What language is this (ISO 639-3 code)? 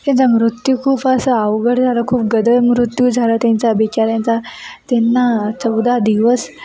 mar